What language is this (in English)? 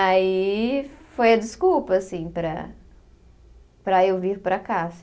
Portuguese